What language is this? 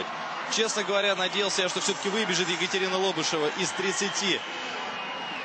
Russian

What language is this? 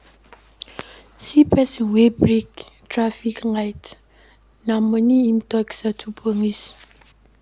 Nigerian Pidgin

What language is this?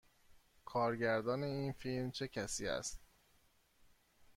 Persian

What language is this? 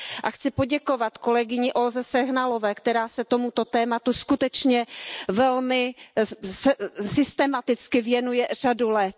Czech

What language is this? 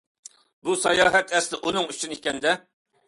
Uyghur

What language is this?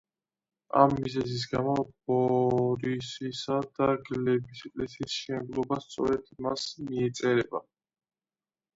Georgian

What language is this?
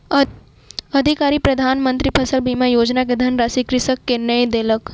Maithili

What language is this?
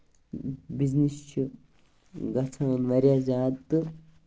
Kashmiri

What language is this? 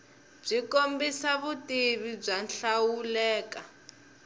Tsonga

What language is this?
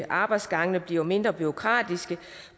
Danish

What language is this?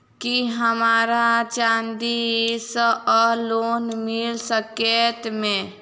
Maithili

